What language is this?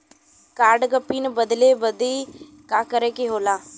Bhojpuri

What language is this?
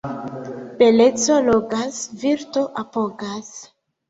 Esperanto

